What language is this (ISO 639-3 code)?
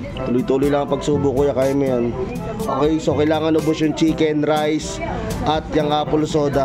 fil